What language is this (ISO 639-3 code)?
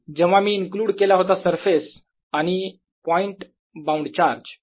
mar